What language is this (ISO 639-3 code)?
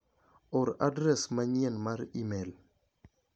luo